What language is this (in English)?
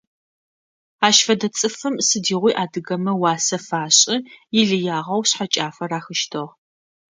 Adyghe